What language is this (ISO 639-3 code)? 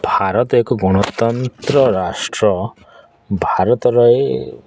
ori